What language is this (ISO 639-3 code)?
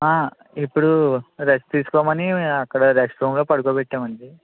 tel